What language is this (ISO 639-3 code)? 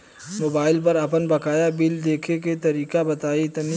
bho